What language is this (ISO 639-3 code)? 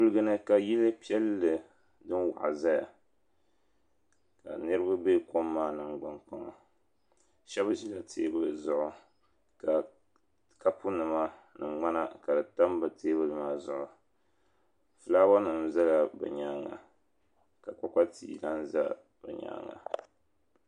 dag